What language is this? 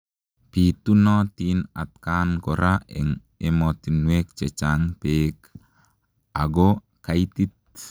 Kalenjin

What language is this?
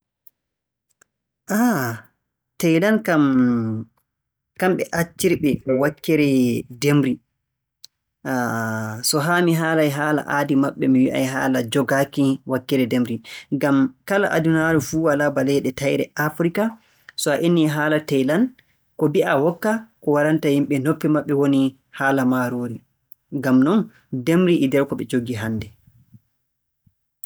Borgu Fulfulde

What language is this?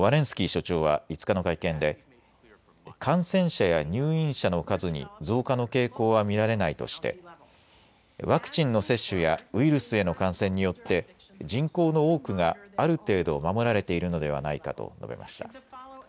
Japanese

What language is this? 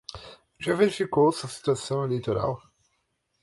Portuguese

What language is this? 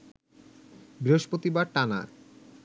Bangla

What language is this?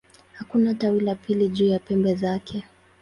Swahili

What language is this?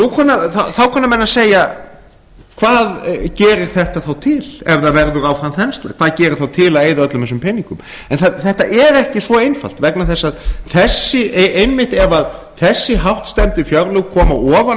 Icelandic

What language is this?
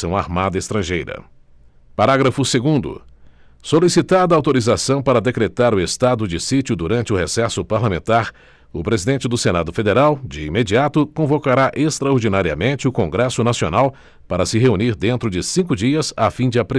Portuguese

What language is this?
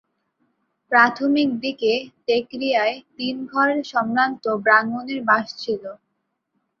Bangla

